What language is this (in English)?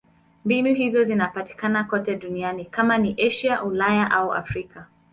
Swahili